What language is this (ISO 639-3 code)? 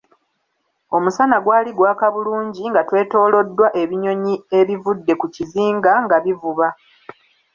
lug